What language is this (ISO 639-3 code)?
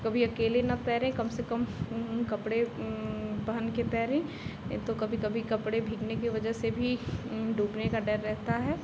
hin